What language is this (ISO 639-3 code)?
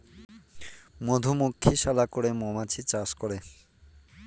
ben